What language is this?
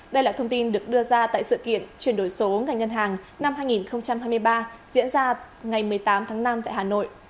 Vietnamese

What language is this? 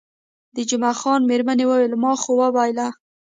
Pashto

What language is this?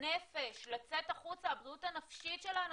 Hebrew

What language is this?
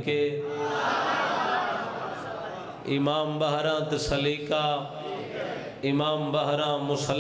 Punjabi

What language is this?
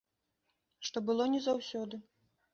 Belarusian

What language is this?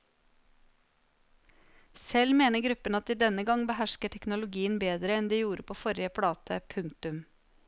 Norwegian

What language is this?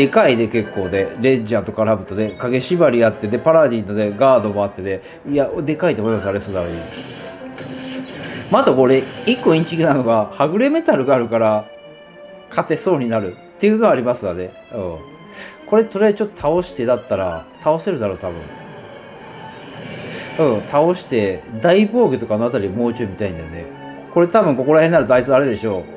Japanese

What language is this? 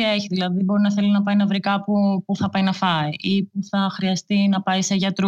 Greek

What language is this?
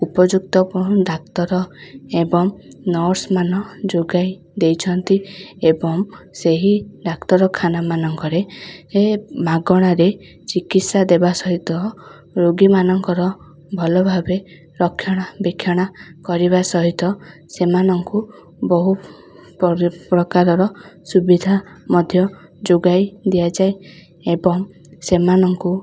Odia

